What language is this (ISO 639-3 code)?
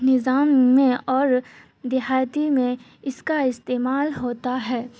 urd